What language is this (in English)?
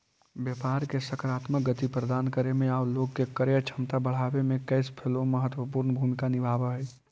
Magahi